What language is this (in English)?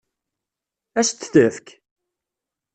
Kabyle